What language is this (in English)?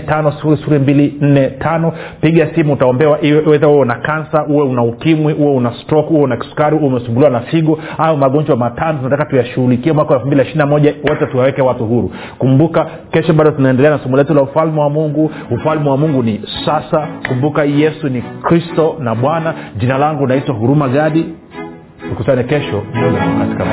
Swahili